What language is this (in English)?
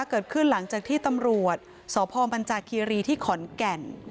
Thai